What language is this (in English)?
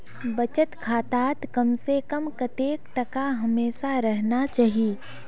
Magahi